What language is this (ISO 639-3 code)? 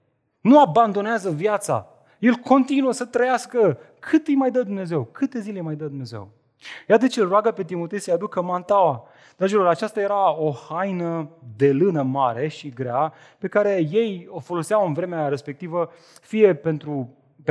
ron